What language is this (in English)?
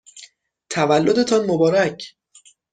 Persian